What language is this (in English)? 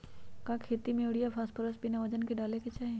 Magahi